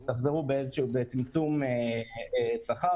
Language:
Hebrew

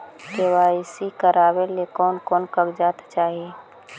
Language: Magahi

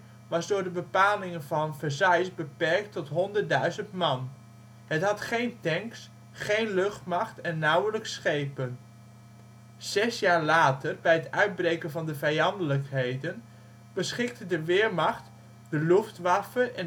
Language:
Dutch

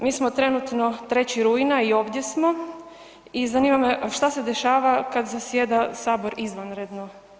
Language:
Croatian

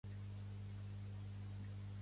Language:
Catalan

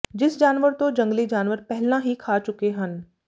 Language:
Punjabi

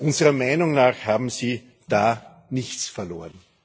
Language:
German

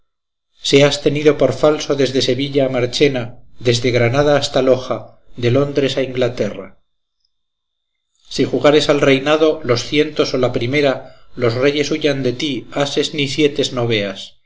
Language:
Spanish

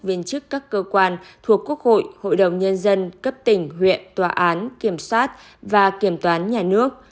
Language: Vietnamese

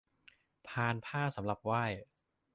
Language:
Thai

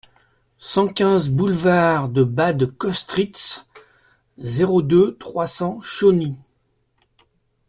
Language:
French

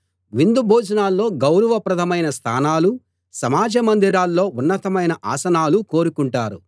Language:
Telugu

